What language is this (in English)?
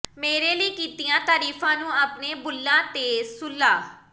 Punjabi